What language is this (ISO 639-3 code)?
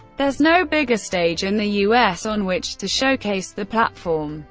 eng